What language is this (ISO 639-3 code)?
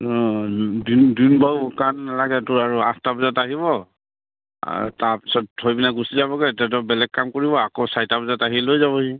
asm